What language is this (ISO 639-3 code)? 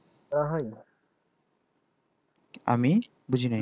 ben